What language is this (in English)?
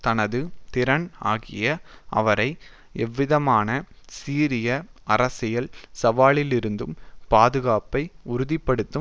Tamil